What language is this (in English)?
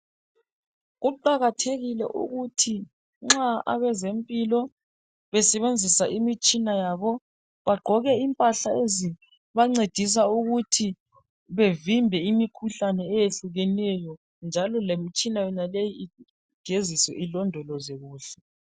North Ndebele